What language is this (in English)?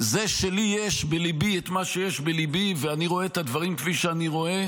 Hebrew